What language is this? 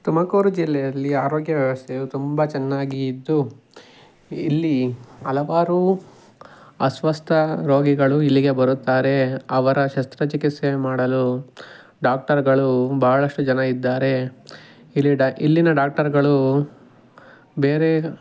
Kannada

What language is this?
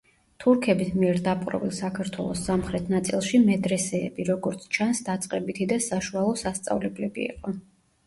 Georgian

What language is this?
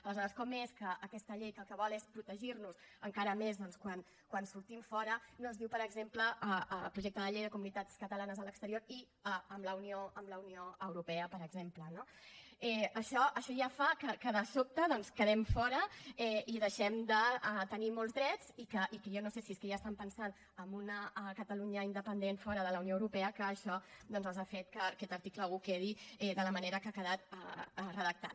Catalan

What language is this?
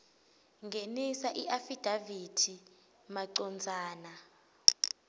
Swati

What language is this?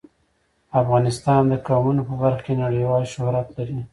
Pashto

